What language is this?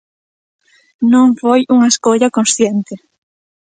Galician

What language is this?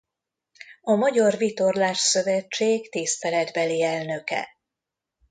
Hungarian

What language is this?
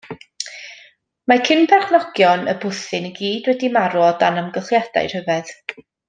Welsh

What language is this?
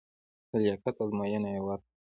Pashto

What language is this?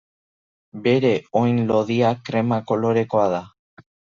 Basque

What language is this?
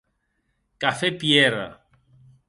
Occitan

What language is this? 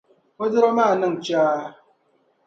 Dagbani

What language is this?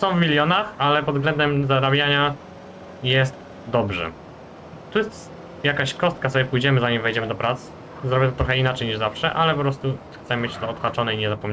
Polish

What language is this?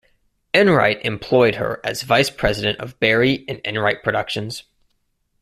English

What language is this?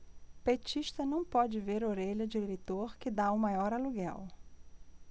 Portuguese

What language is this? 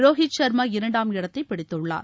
Tamil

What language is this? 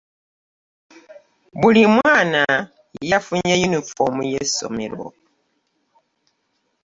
Ganda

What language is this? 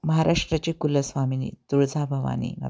Marathi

